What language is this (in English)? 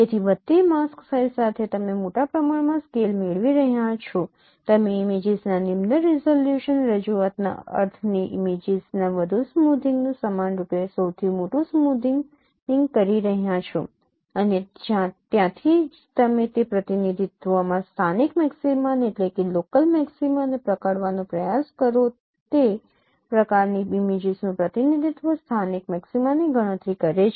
Gujarati